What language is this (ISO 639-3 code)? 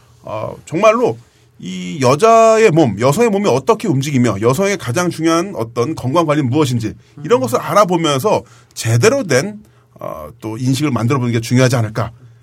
kor